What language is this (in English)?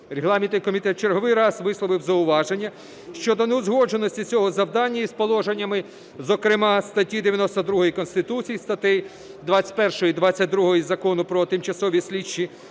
Ukrainian